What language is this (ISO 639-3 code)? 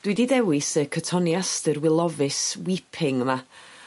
cym